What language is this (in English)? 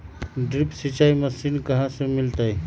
Magahi